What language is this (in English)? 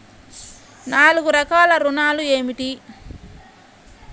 Telugu